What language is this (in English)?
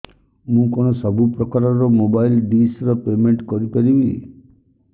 Odia